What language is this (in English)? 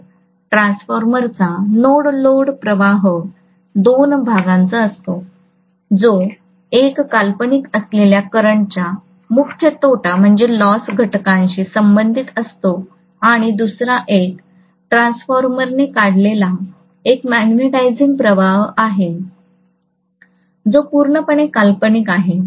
Marathi